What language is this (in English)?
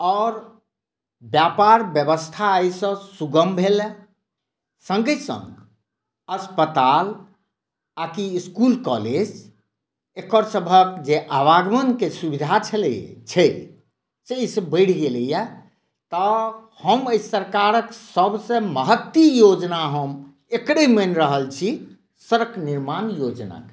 Maithili